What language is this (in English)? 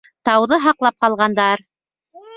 Bashkir